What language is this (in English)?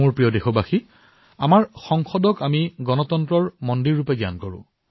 Assamese